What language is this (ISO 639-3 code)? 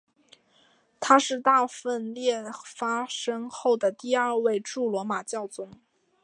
zho